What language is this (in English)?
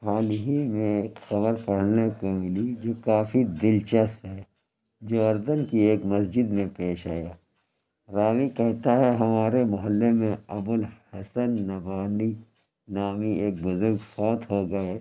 Urdu